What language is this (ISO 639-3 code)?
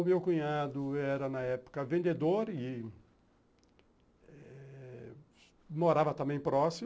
por